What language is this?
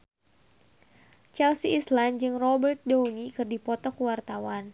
Sundanese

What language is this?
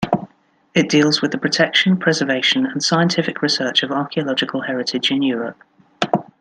English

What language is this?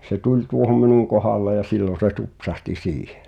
Finnish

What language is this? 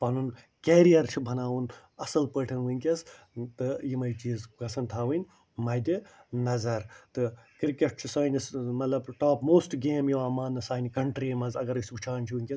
Kashmiri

